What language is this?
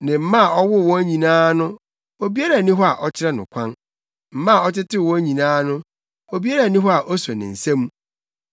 Akan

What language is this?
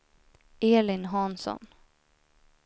Swedish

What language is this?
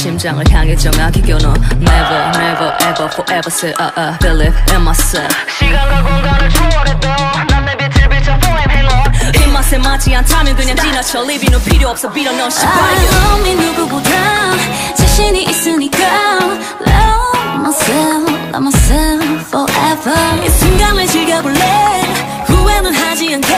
Korean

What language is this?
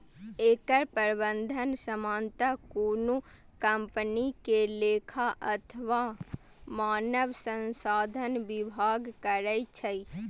Maithili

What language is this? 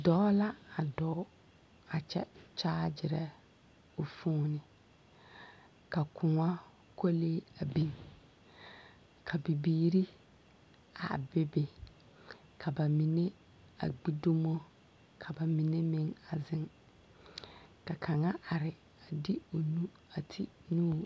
Southern Dagaare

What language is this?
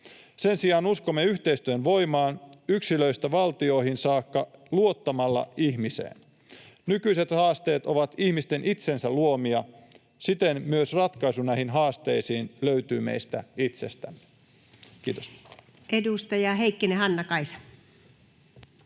Finnish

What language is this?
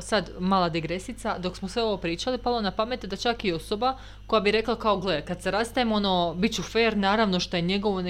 Croatian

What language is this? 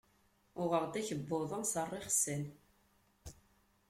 Kabyle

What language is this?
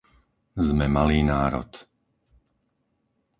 Slovak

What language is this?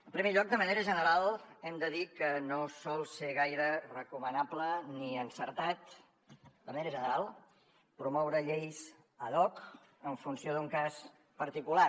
Catalan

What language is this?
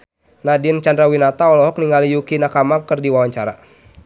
Sundanese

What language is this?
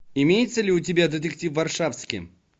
Russian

